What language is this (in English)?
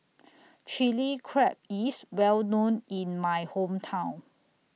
English